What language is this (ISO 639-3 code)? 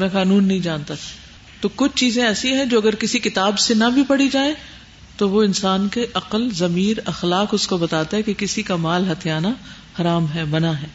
urd